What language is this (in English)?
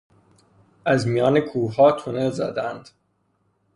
Persian